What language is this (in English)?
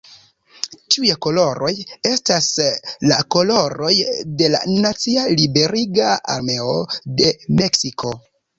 Esperanto